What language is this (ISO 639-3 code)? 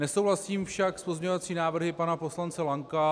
ces